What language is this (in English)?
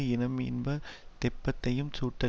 Tamil